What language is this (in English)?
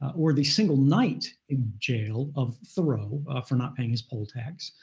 English